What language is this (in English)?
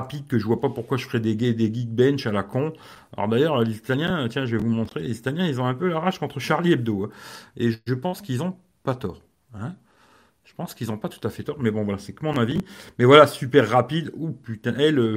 French